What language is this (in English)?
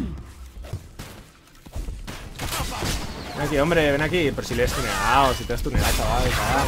Spanish